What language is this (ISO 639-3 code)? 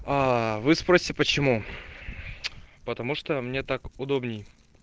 rus